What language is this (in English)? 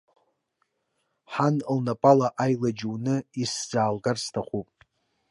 Abkhazian